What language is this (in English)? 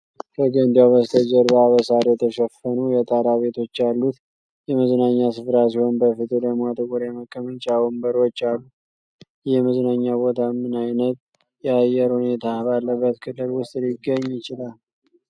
Amharic